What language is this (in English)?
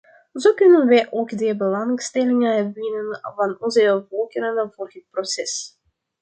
Dutch